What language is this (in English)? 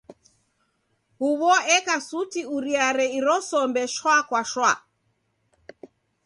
Taita